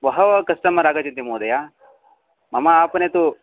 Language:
Sanskrit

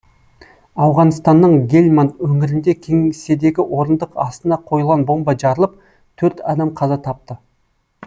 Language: Kazakh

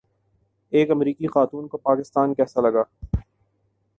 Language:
Urdu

